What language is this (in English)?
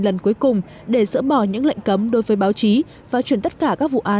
Vietnamese